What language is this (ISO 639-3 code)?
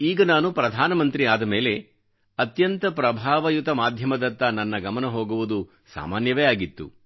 kan